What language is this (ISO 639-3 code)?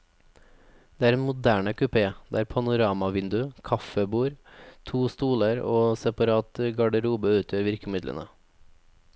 nor